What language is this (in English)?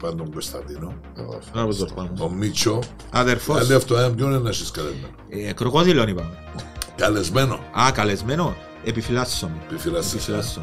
Greek